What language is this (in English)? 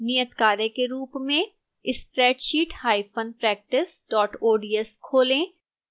Hindi